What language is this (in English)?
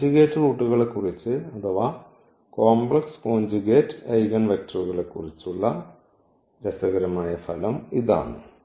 Malayalam